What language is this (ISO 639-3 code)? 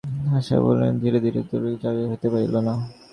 ben